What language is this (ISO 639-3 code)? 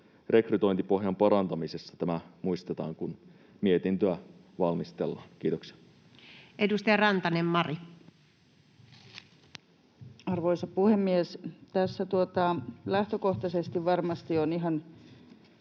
fin